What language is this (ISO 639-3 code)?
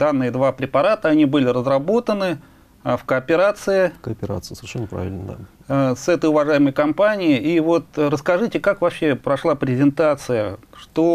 rus